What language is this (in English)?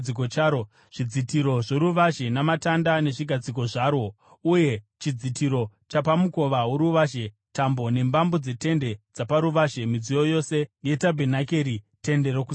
Shona